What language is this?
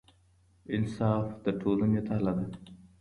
Pashto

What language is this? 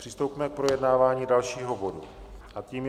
Czech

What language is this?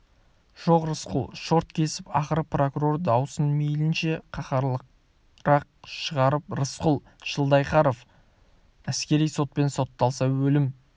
Kazakh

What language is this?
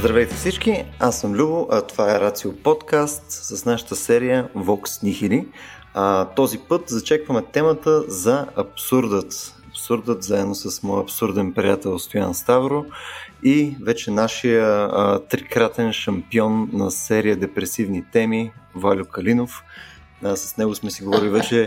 Bulgarian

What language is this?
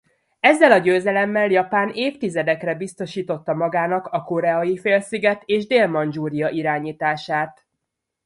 Hungarian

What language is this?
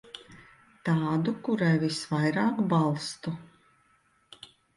Latvian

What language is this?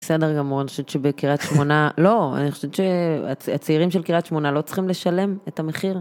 Hebrew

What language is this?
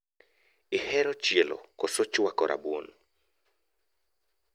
Luo (Kenya and Tanzania)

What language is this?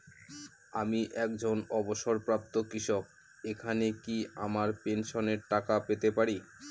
Bangla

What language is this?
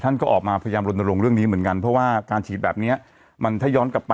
Thai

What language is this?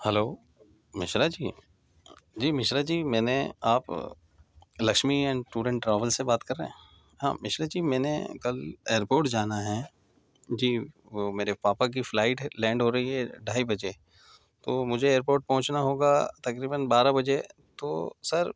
Urdu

